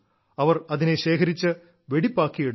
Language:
Malayalam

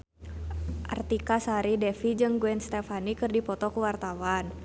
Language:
Sundanese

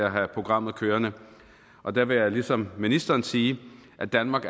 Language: Danish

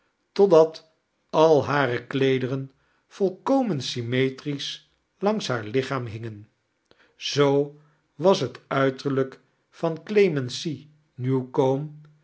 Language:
Dutch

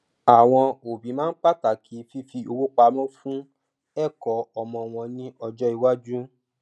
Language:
Yoruba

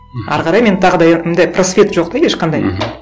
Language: Kazakh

